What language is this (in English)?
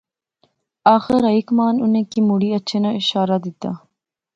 Pahari-Potwari